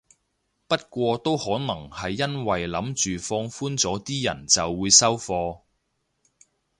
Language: Cantonese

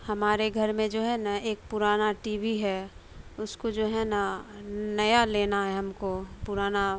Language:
Urdu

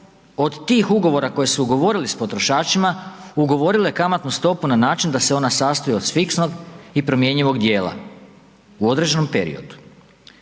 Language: Croatian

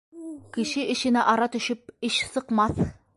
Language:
Bashkir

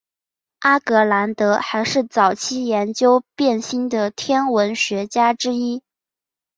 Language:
Chinese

